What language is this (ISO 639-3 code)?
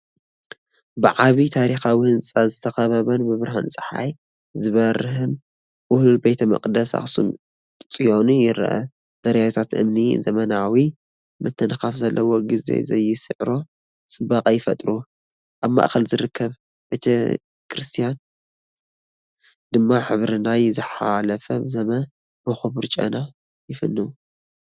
tir